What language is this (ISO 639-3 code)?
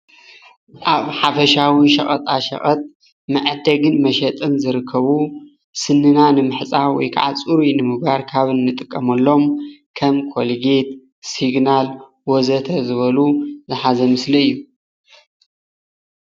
tir